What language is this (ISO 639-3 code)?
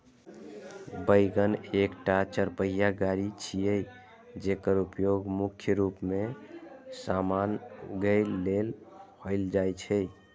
mai